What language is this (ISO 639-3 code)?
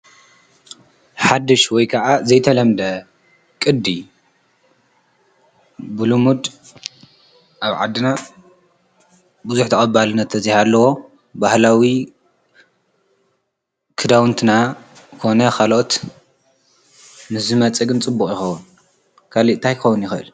tir